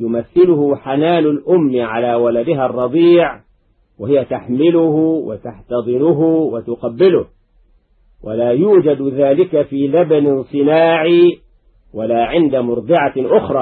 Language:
Arabic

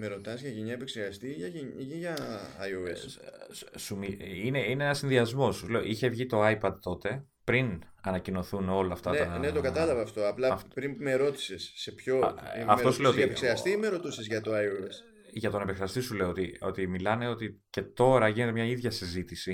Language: Greek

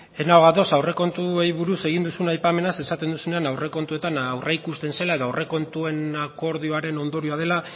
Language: Basque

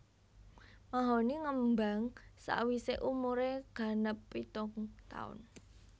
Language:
Javanese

